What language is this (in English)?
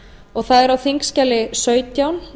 Icelandic